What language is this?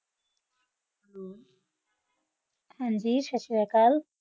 Punjabi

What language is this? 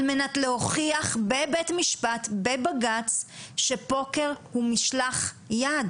Hebrew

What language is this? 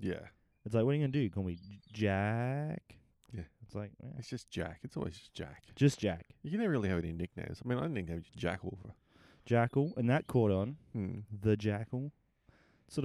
English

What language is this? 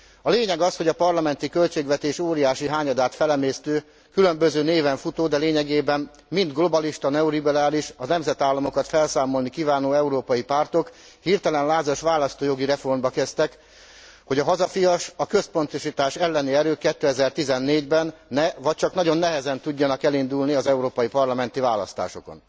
Hungarian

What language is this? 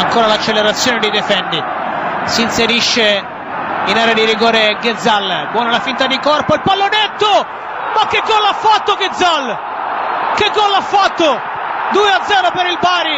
Italian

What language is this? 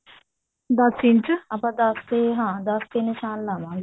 Punjabi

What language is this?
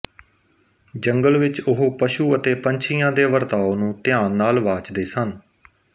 Punjabi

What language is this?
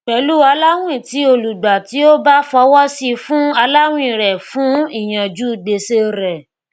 Yoruba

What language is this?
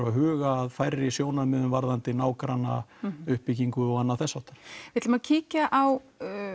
Icelandic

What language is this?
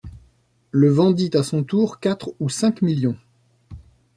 French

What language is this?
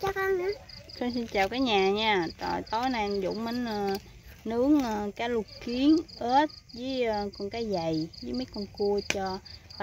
Vietnamese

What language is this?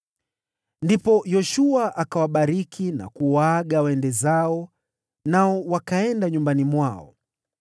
Swahili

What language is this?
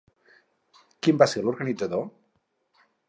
Catalan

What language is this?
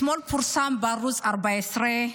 Hebrew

